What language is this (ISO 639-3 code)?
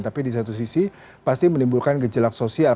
ind